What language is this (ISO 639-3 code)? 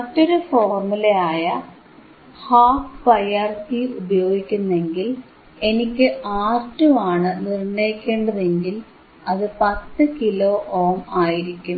mal